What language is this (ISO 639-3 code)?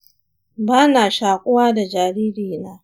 hau